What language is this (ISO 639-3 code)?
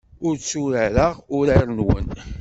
kab